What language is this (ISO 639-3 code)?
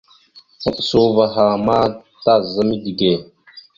mxu